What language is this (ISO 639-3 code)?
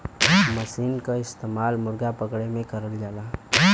bho